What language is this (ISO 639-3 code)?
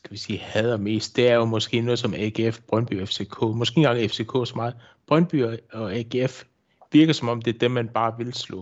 dan